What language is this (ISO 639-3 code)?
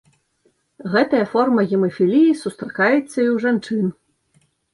bel